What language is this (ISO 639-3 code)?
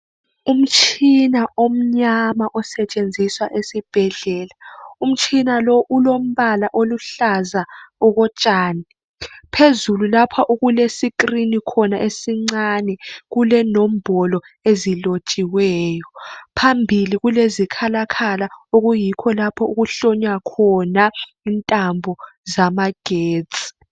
nde